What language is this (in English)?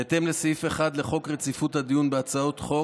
Hebrew